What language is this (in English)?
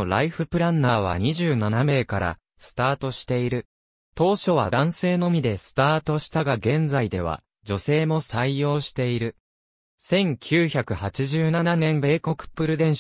Japanese